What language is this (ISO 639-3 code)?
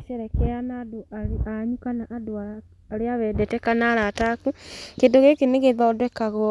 kik